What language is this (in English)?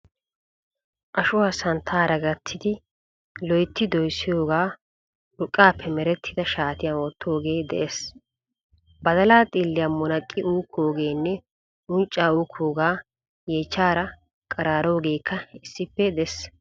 Wolaytta